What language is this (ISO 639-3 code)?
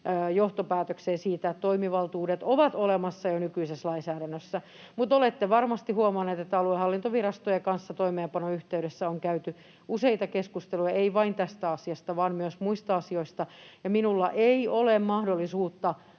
fin